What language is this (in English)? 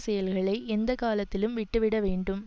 Tamil